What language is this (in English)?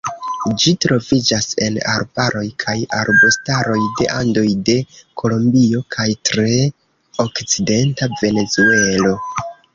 Esperanto